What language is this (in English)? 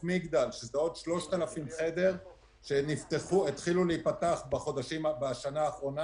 Hebrew